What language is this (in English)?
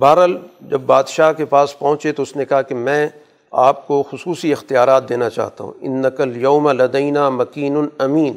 Urdu